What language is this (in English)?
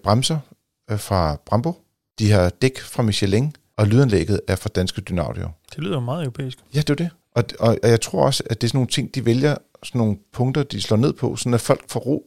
Danish